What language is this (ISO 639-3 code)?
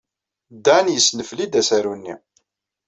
kab